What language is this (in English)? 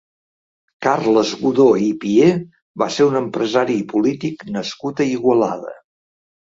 Catalan